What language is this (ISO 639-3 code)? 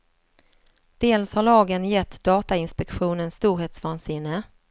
swe